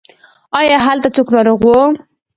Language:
Pashto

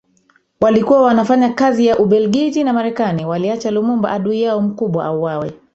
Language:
Swahili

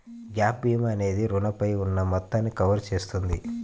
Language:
Telugu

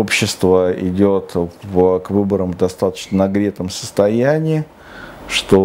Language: Russian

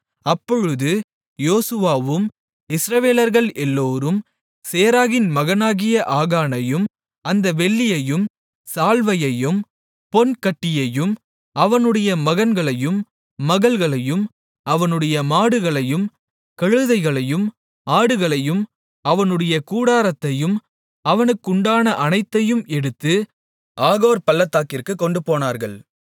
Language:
Tamil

